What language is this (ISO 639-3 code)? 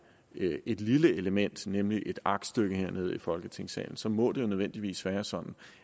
dan